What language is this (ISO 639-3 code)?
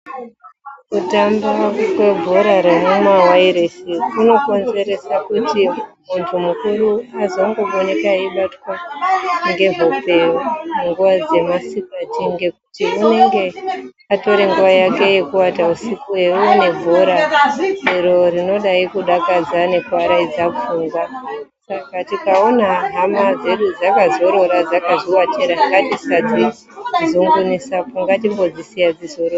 ndc